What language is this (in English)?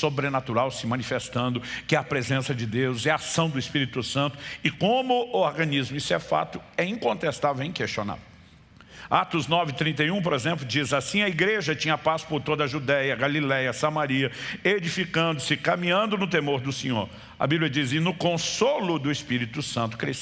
Portuguese